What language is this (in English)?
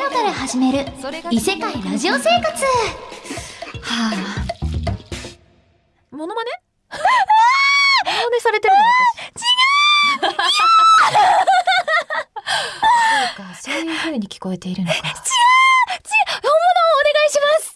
Japanese